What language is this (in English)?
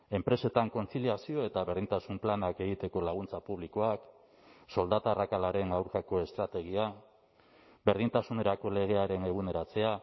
Basque